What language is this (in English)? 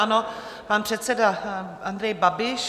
Czech